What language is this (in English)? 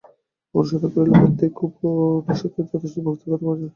Bangla